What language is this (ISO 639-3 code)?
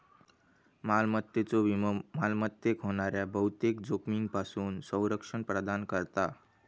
mar